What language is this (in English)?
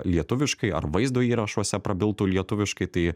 Lithuanian